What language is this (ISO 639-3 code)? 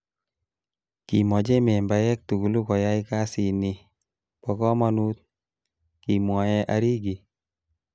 kln